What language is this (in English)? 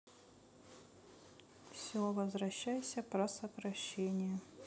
Russian